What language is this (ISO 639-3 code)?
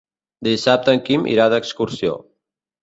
cat